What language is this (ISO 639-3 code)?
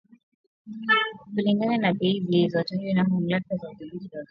swa